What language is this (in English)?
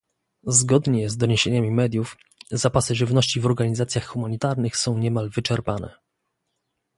Polish